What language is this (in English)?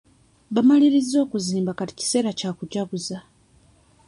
Ganda